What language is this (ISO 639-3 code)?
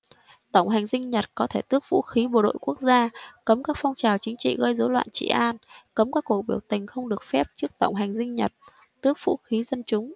vie